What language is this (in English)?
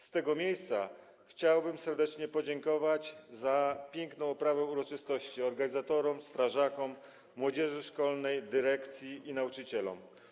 Polish